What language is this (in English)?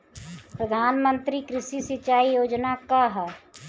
Bhojpuri